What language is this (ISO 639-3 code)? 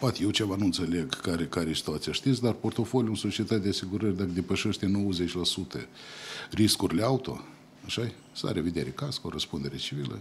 ron